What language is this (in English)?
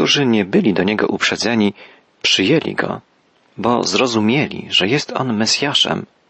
Polish